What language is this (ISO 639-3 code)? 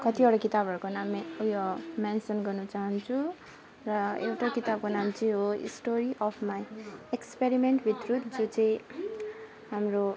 nep